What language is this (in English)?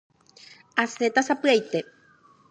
Guarani